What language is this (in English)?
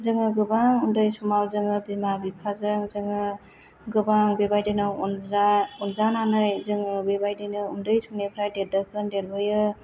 Bodo